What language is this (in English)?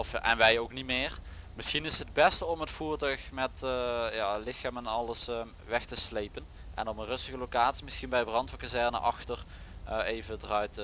Dutch